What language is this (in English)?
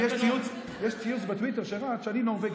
Hebrew